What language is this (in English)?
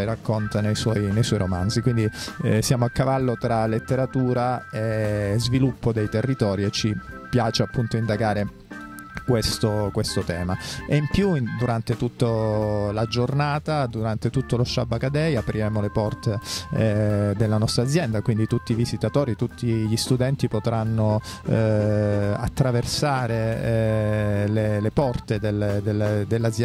Italian